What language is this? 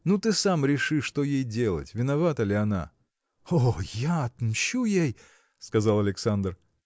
Russian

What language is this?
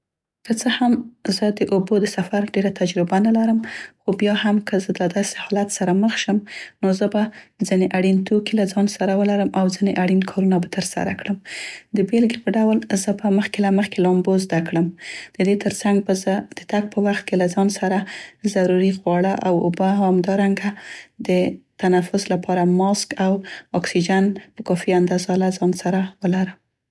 Central Pashto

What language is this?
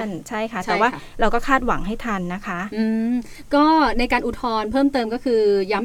Thai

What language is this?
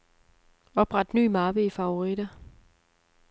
Danish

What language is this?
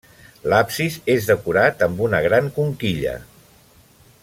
Catalan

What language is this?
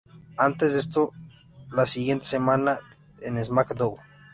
Spanish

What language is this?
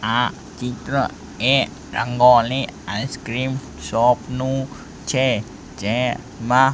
Gujarati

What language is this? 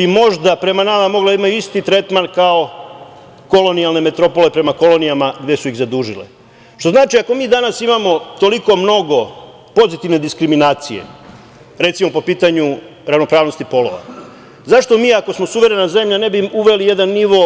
Serbian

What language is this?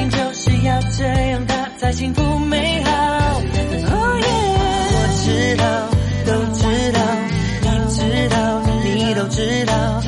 Chinese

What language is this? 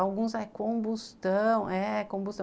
Portuguese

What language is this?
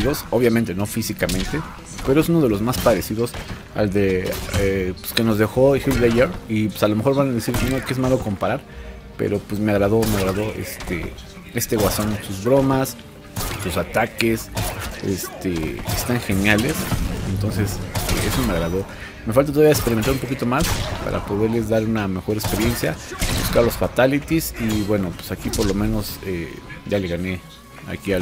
Spanish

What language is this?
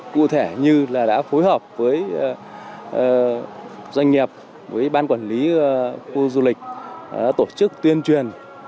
Vietnamese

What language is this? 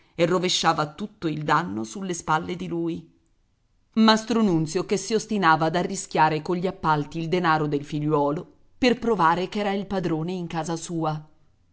Italian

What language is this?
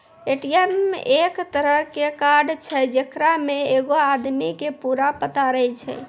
Maithili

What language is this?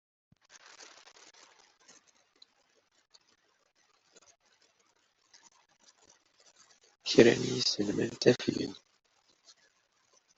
Kabyle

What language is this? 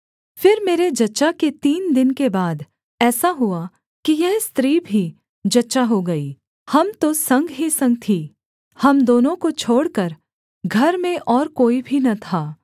Hindi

